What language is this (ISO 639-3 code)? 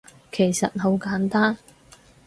yue